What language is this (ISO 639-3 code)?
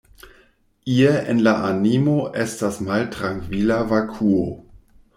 epo